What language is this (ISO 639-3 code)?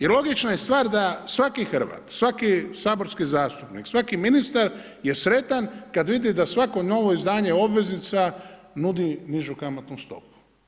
hrv